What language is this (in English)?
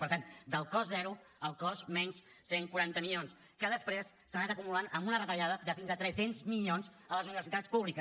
Catalan